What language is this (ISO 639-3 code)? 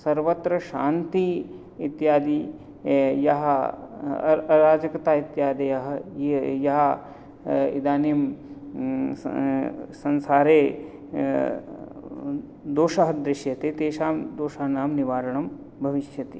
san